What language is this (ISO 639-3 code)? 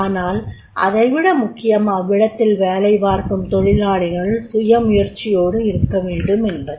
tam